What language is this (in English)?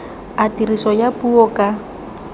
Tswana